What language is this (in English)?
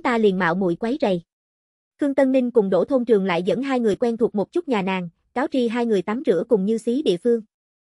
Vietnamese